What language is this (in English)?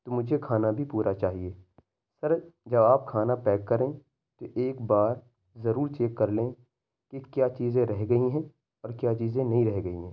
Urdu